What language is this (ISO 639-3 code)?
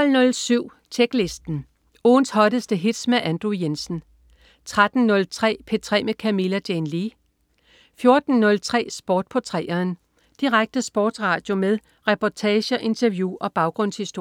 dan